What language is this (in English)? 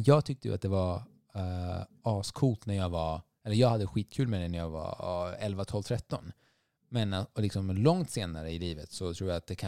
Swedish